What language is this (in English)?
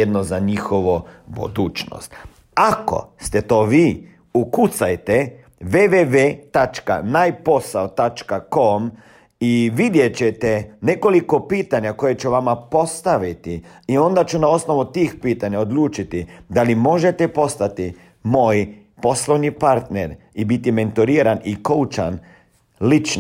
Croatian